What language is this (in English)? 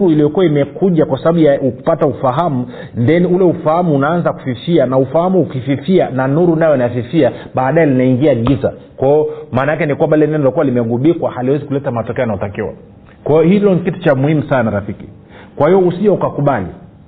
Swahili